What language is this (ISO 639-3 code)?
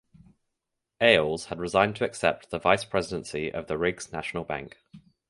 eng